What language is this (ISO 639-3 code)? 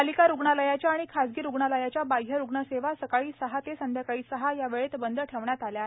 mar